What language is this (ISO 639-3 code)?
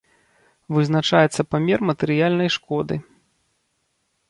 bel